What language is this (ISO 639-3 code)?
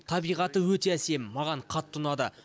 kaz